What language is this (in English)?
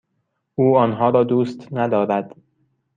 Persian